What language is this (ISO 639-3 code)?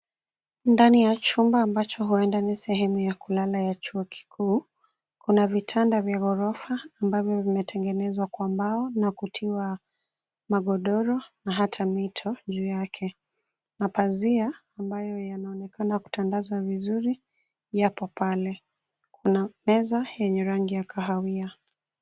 swa